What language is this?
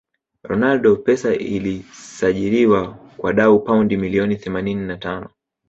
Swahili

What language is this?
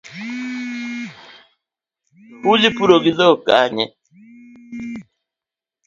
Luo (Kenya and Tanzania)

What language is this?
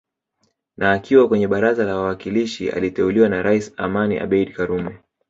Swahili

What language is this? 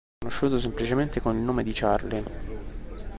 Italian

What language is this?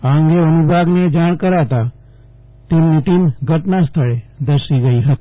Gujarati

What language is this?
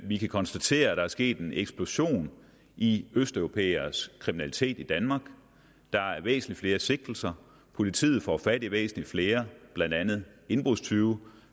Danish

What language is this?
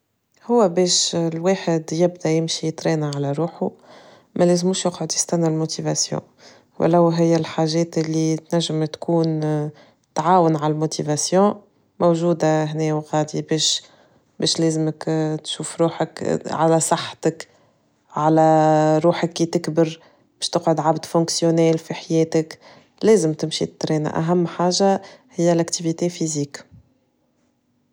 Tunisian Arabic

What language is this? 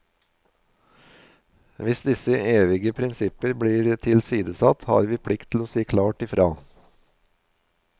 Norwegian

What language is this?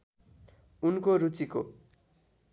Nepali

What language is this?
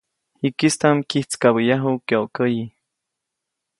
Copainalá Zoque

